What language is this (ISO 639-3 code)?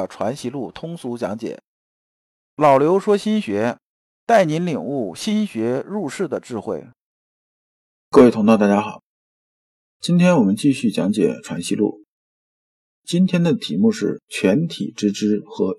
zho